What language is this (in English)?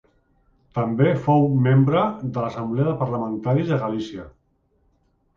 Catalan